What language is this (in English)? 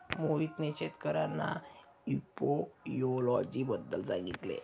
Marathi